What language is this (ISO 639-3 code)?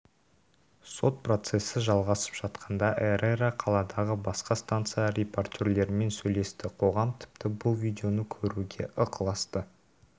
kaz